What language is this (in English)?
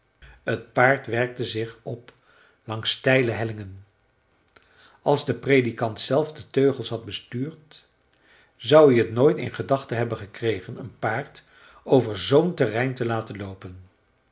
Dutch